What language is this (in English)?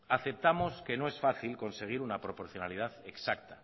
Spanish